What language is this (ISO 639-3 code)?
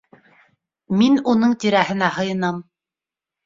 bak